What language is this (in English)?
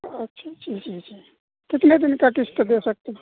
Urdu